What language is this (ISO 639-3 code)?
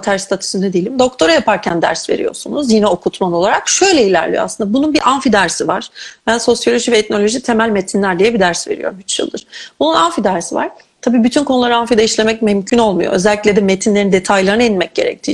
tur